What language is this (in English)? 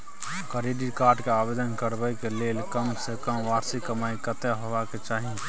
Maithili